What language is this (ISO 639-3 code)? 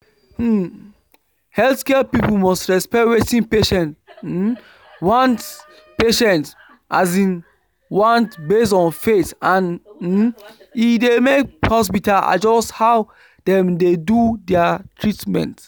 pcm